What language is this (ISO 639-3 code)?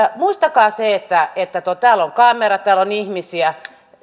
fin